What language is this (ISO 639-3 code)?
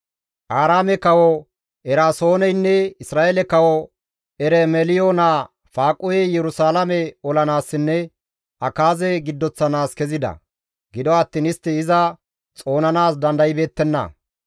gmv